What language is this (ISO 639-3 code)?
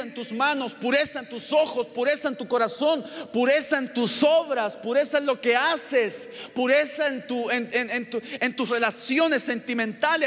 spa